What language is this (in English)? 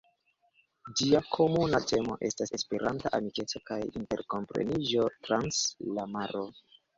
Esperanto